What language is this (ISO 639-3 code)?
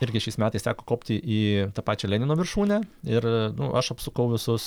lit